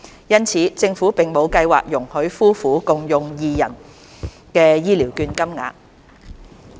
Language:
Cantonese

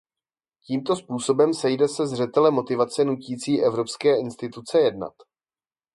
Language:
Czech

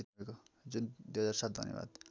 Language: Nepali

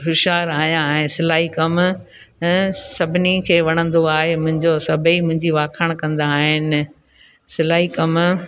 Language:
Sindhi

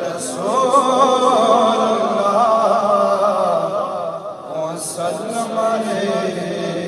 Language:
Arabic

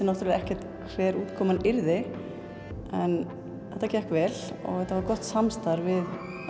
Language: Icelandic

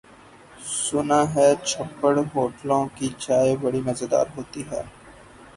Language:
Urdu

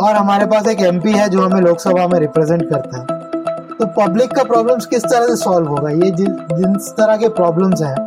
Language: Hindi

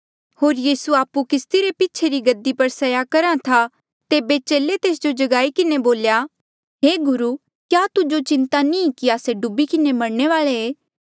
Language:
Mandeali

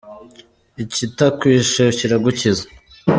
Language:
Kinyarwanda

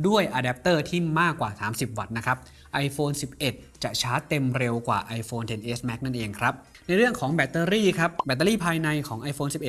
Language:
Thai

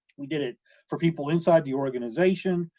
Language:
English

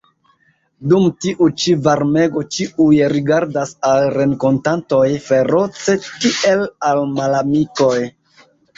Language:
Esperanto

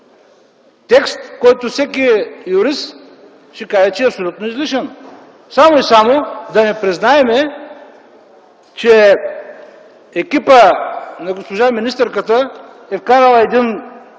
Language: Bulgarian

